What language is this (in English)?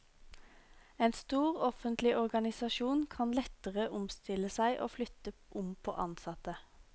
Norwegian